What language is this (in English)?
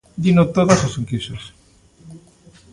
Galician